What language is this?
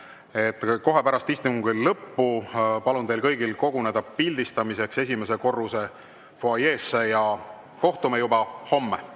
Estonian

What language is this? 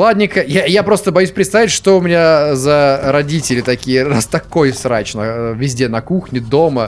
Russian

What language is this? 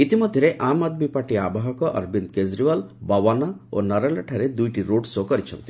Odia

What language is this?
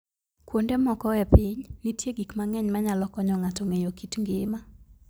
Luo (Kenya and Tanzania)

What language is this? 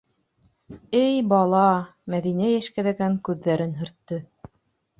Bashkir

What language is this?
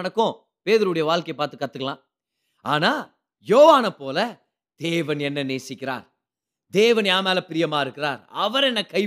Tamil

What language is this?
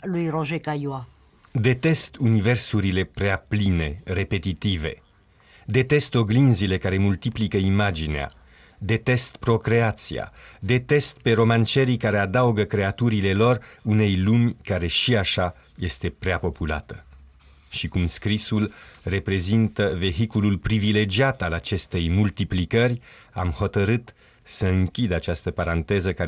Romanian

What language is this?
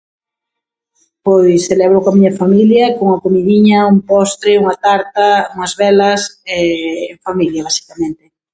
Galician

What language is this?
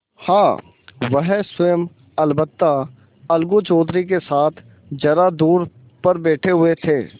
Hindi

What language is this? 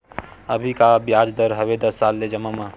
Chhattisgarhi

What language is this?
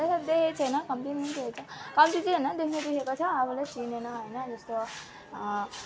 Nepali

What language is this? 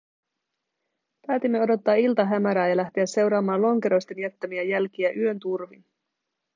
Finnish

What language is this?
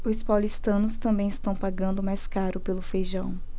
Portuguese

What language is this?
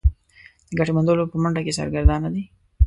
Pashto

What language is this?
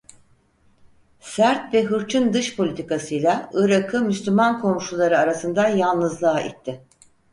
Turkish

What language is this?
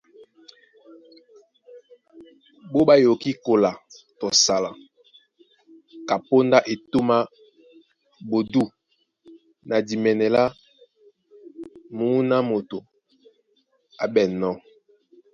Duala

